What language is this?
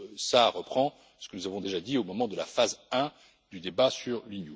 French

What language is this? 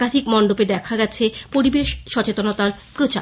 Bangla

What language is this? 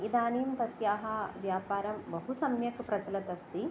Sanskrit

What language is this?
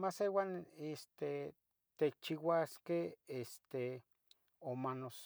Tetelcingo Nahuatl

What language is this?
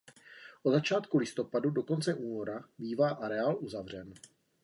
Czech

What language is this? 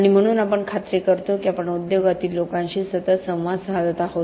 Marathi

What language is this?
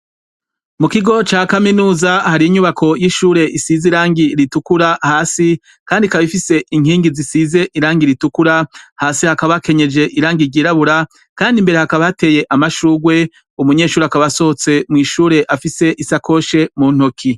Rundi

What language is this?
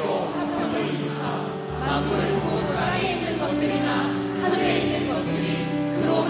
Korean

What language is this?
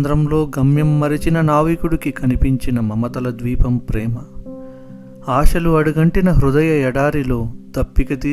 Telugu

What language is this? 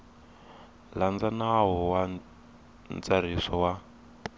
Tsonga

